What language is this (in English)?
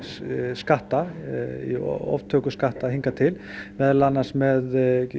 Icelandic